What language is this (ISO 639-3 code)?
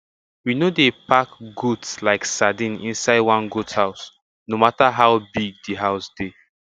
pcm